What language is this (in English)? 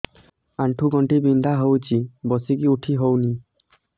Odia